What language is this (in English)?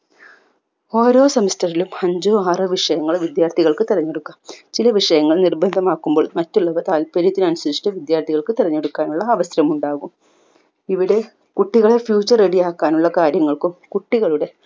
Malayalam